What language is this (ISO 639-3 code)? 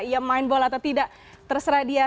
ind